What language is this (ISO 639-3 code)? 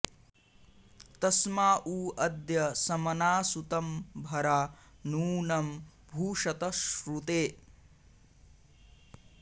san